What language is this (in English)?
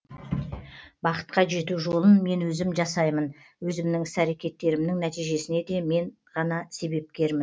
Kazakh